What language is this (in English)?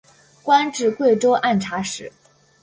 Chinese